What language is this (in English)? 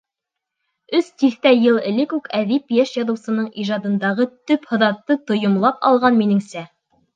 Bashkir